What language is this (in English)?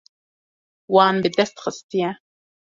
Kurdish